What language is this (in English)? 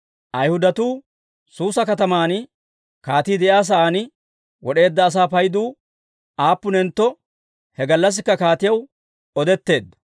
Dawro